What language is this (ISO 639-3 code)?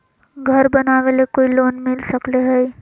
mag